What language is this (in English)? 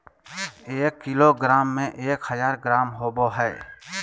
Magahi